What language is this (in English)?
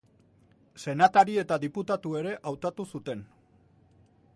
Basque